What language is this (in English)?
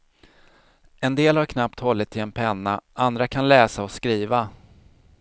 Swedish